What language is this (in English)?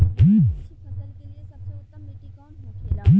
Bhojpuri